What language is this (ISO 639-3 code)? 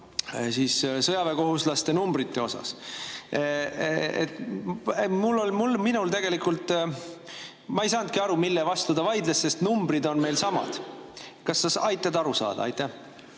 est